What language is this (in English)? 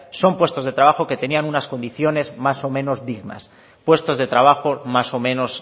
Spanish